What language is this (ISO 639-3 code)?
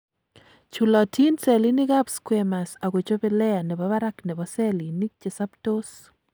kln